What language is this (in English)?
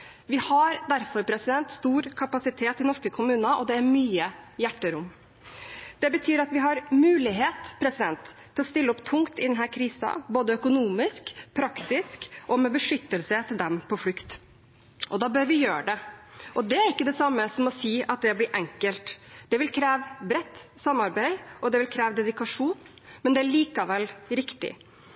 Norwegian Bokmål